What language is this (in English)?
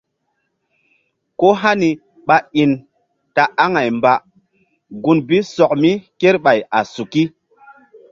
Mbum